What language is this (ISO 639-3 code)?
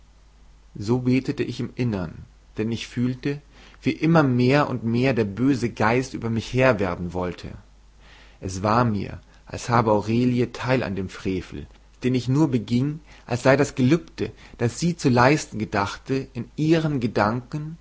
deu